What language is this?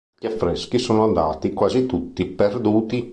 Italian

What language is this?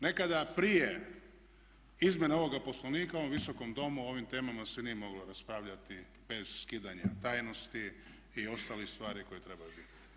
Croatian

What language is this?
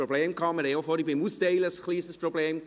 Swiss German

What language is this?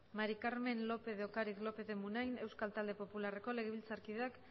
Basque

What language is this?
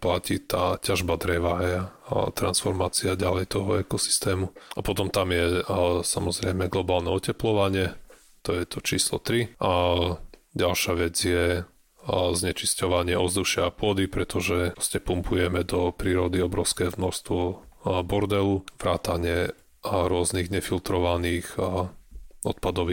Slovak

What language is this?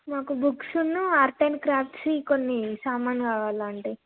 Telugu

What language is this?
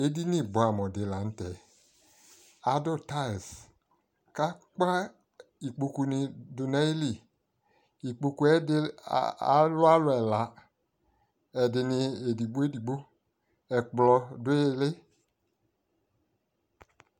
Ikposo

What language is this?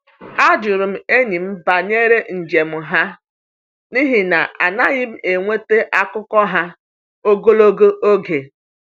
Igbo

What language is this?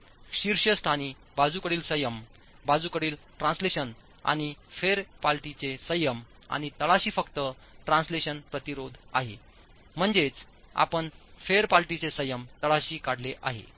Marathi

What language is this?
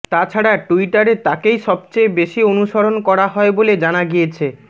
Bangla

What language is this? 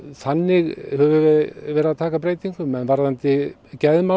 Icelandic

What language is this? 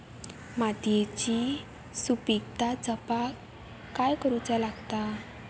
Marathi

